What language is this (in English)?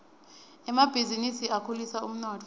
Swati